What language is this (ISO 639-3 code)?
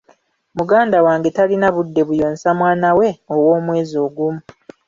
lug